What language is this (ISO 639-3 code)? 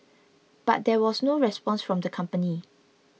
eng